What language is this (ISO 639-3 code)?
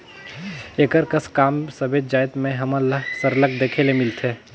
hne